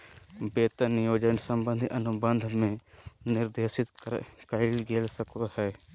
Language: Magahi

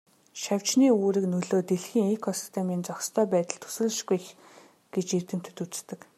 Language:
Mongolian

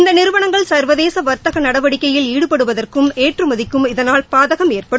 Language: Tamil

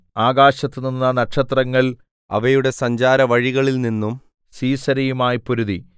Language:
Malayalam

